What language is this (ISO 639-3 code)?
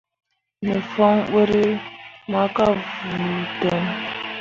mua